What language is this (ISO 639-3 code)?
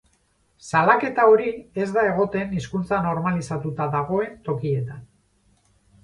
eus